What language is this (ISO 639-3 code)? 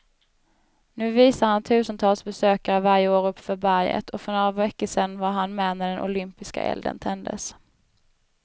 swe